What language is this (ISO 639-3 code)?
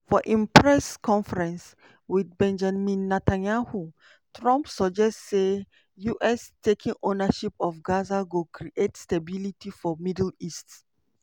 pcm